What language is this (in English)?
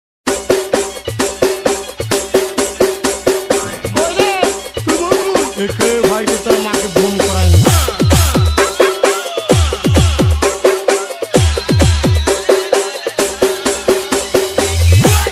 English